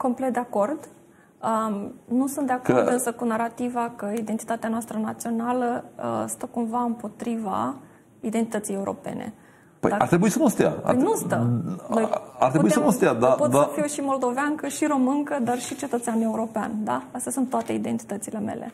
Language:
Romanian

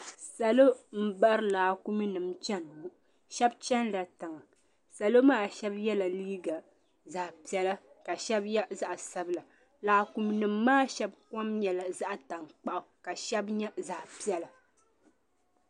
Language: Dagbani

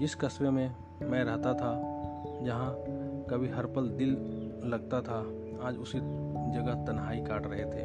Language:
Hindi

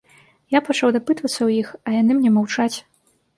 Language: Belarusian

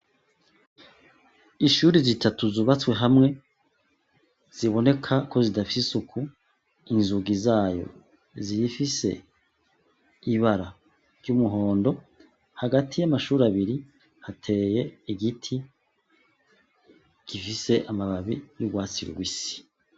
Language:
Rundi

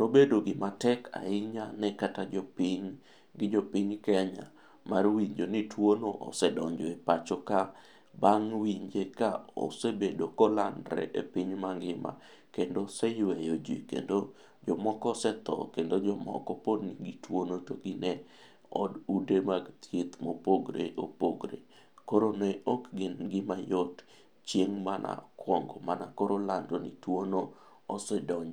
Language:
Luo (Kenya and Tanzania)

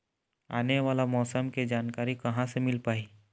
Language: Chhattisgarhi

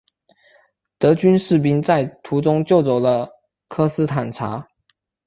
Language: Chinese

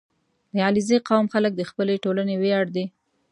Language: Pashto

